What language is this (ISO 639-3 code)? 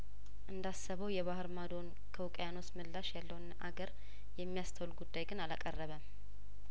amh